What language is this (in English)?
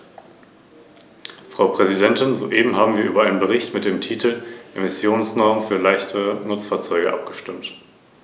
German